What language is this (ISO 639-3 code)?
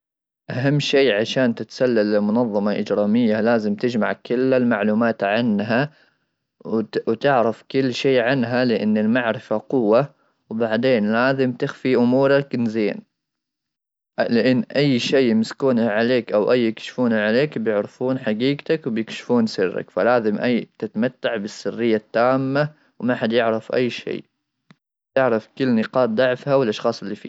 afb